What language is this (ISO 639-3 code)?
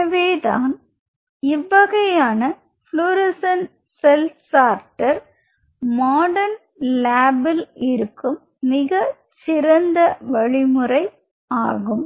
tam